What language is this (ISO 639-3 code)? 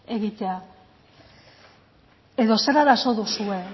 eus